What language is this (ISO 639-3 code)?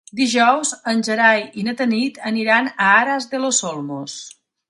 cat